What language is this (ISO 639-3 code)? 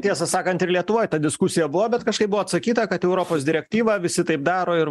lit